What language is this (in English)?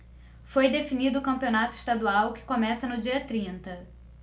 Portuguese